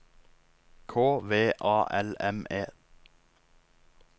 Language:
Norwegian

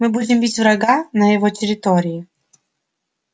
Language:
Russian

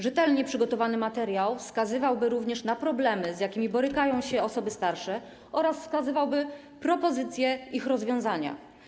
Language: Polish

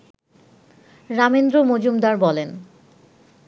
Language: Bangla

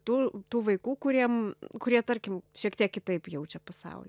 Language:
Lithuanian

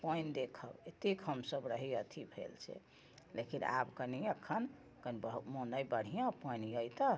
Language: Maithili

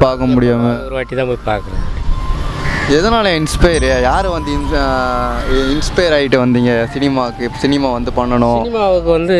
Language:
Tamil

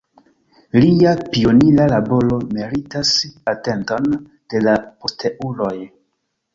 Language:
Esperanto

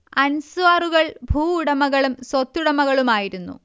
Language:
Malayalam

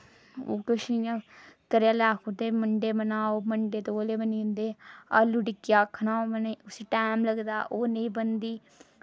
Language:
Dogri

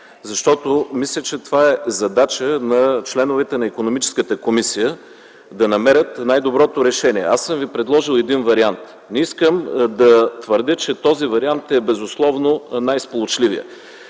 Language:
Bulgarian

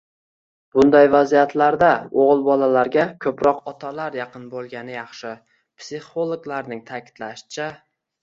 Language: Uzbek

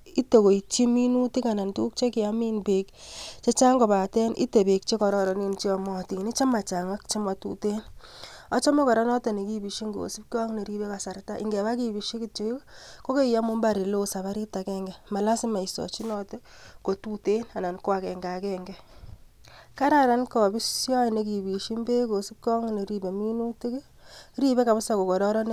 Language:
Kalenjin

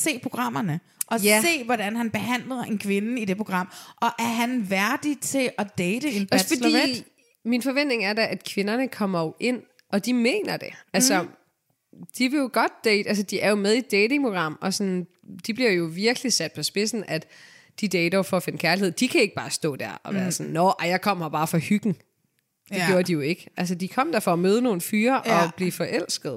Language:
Danish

